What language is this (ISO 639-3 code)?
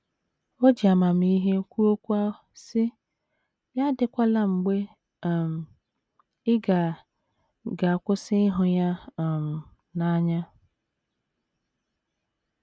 ibo